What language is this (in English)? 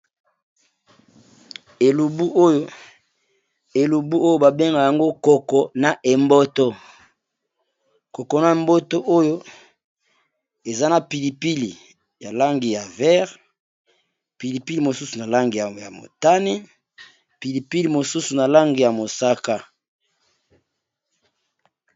Lingala